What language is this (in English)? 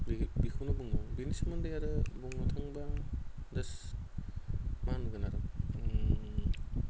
Bodo